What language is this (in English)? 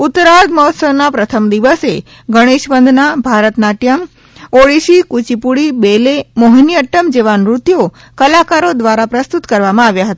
Gujarati